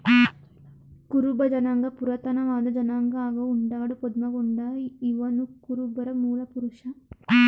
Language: Kannada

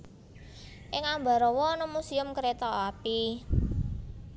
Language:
Javanese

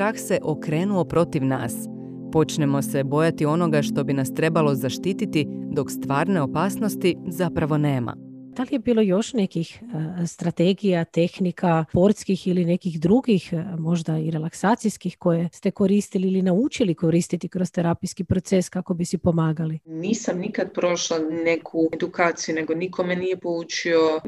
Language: Croatian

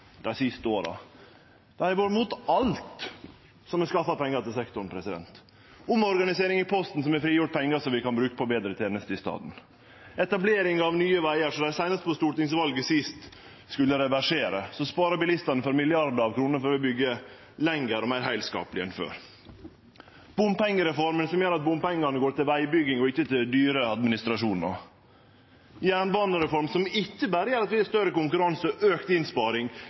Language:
Norwegian Nynorsk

